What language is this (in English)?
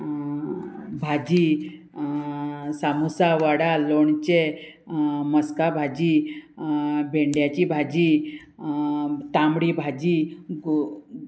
Konkani